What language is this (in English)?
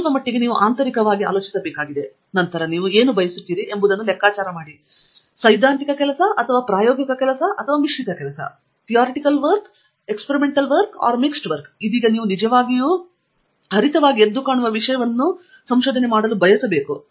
Kannada